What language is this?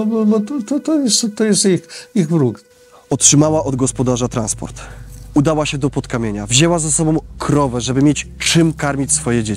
Polish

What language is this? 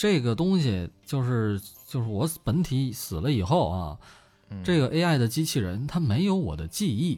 Chinese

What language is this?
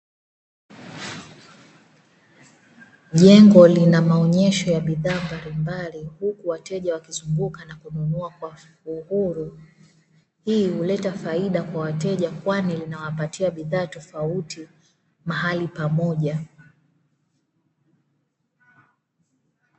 Swahili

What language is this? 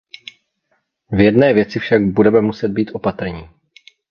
Czech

